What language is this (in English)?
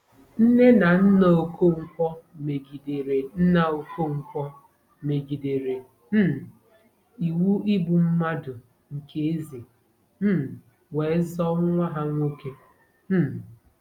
Igbo